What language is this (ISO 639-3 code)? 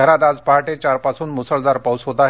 mar